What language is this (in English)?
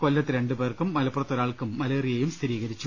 Malayalam